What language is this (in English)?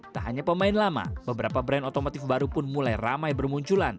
Indonesian